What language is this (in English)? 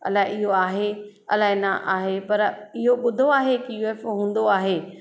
Sindhi